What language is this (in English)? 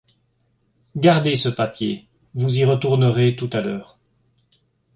French